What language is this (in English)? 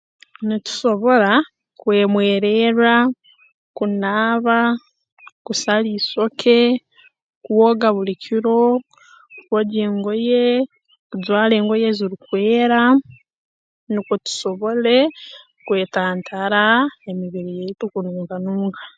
Tooro